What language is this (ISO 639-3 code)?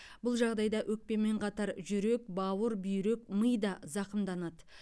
kaz